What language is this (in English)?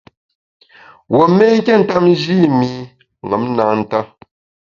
Bamun